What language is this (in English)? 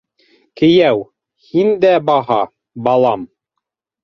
Bashkir